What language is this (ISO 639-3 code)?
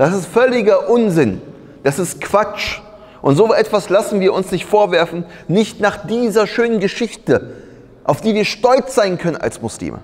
deu